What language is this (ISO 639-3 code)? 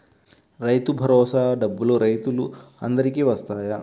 tel